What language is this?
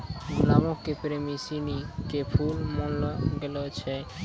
Maithili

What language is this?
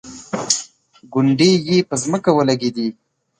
Pashto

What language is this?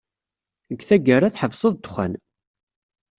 Kabyle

